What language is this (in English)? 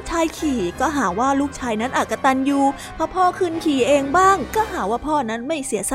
Thai